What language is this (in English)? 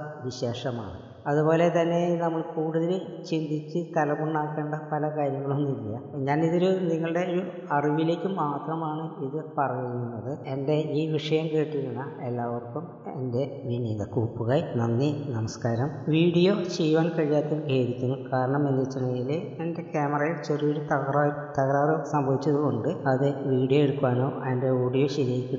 Malayalam